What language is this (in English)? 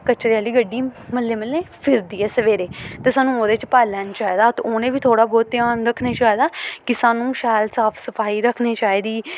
Dogri